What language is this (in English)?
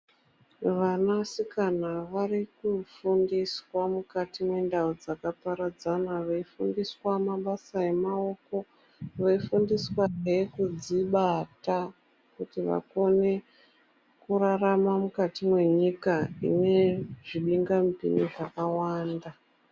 Ndau